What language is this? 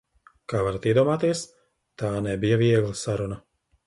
Latvian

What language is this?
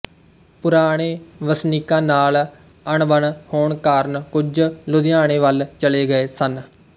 Punjabi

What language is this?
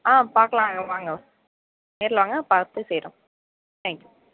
Tamil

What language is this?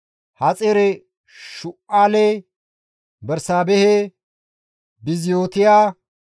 Gamo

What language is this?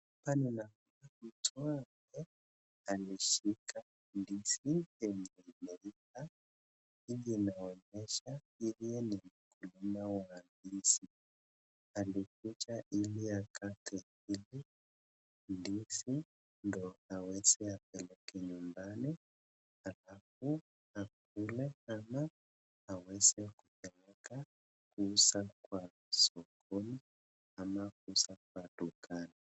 Swahili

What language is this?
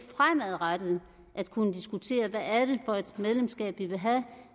Danish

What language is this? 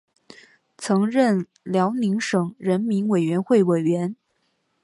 Chinese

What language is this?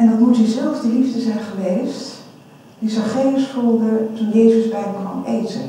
Dutch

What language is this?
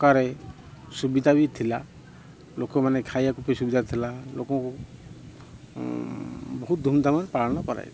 Odia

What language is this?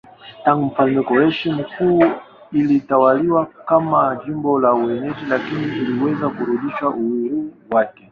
Swahili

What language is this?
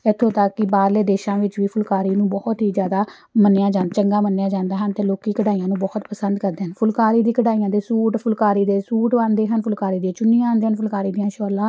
Punjabi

